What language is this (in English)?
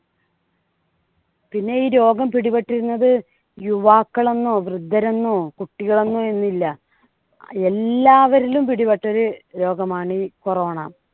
Malayalam